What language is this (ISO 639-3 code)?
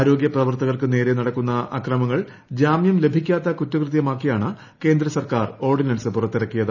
mal